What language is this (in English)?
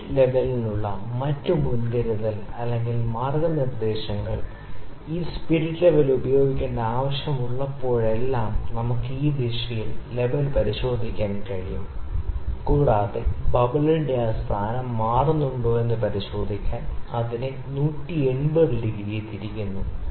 Malayalam